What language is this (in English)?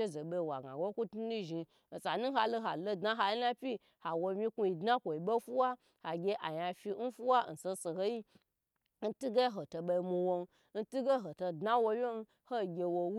Gbagyi